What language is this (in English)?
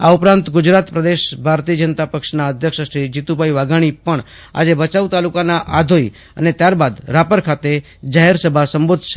Gujarati